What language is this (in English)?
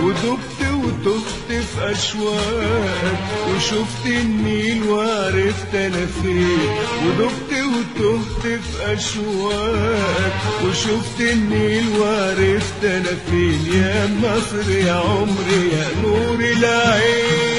Arabic